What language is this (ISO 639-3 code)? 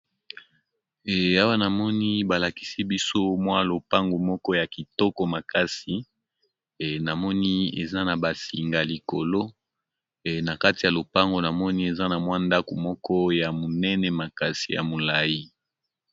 lin